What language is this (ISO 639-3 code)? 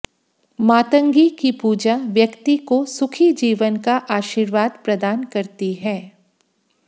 hin